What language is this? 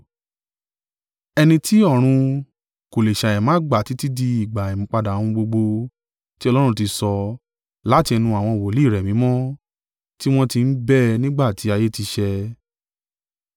Yoruba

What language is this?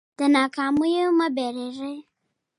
Pashto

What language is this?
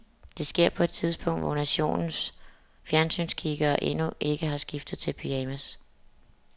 Danish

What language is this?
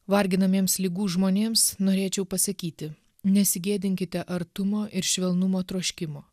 Lithuanian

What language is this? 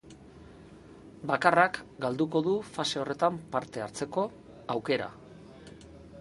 Basque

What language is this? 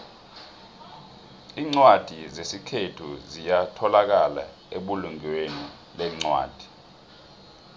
South Ndebele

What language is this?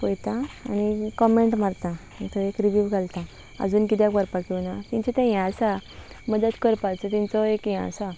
Konkani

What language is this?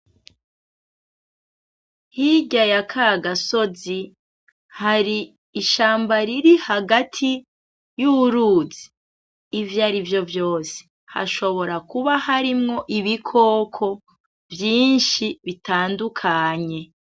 Rundi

